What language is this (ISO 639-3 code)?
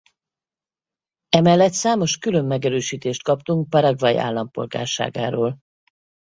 hun